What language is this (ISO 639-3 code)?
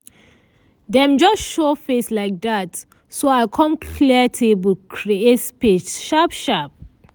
pcm